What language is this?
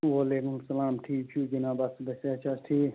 Kashmiri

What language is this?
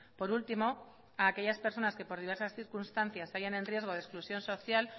Spanish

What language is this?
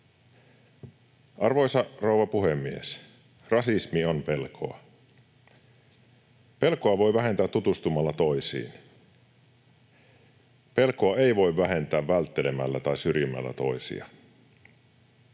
Finnish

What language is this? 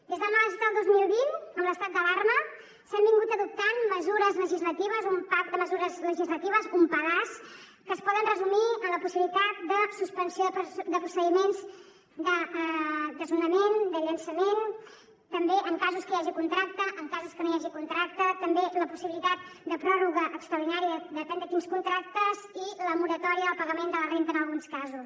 Catalan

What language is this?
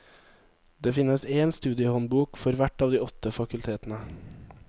Norwegian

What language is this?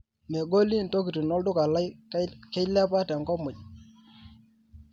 Masai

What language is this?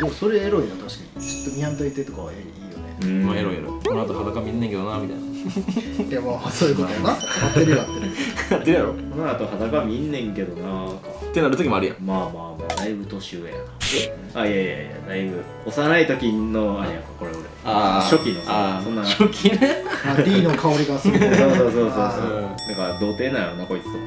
Japanese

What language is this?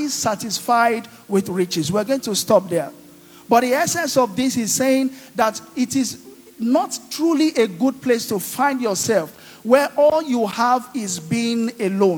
English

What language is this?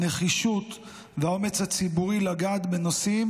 Hebrew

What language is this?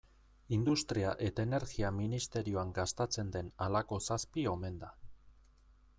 Basque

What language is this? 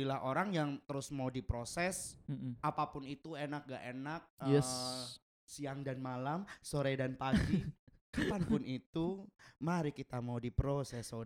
Indonesian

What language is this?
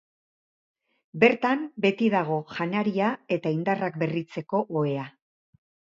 Basque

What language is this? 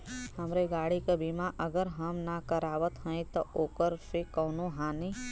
Bhojpuri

